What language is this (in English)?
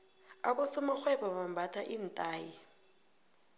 South Ndebele